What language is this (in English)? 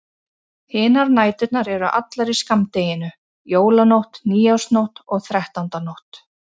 Icelandic